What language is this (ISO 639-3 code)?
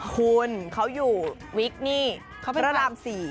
tha